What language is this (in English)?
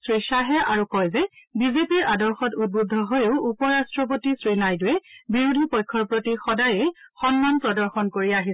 Assamese